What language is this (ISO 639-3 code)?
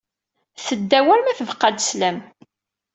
kab